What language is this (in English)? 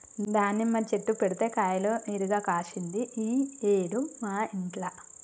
Telugu